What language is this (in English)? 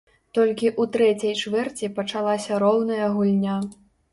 Belarusian